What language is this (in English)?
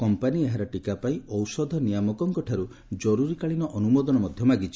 Odia